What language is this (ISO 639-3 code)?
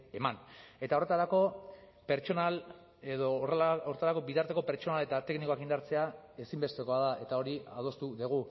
eus